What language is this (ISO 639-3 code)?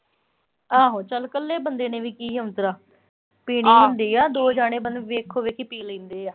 pan